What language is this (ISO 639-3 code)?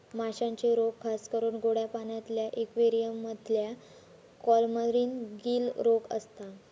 mar